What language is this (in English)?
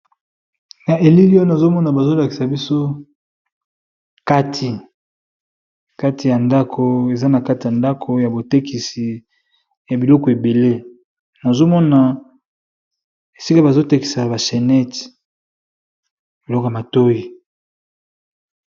Lingala